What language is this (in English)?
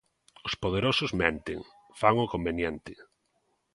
Galician